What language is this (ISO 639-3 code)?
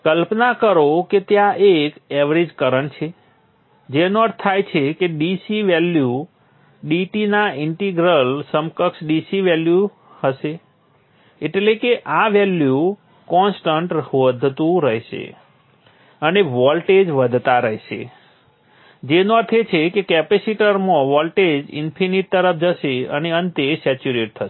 guj